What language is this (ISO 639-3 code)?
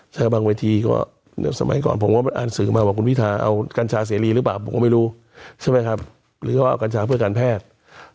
tha